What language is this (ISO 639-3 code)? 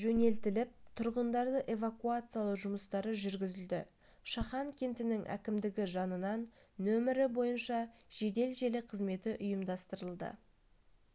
kaz